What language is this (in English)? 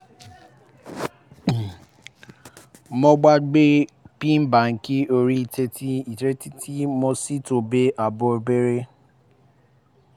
Yoruba